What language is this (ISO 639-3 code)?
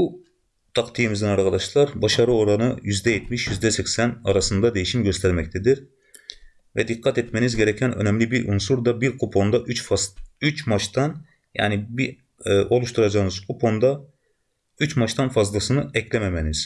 tur